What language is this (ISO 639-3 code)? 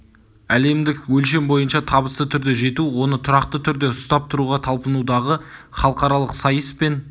kaz